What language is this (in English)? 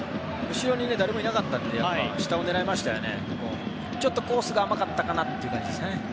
Japanese